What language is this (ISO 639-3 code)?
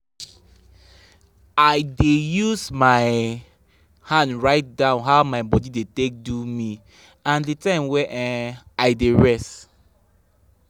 pcm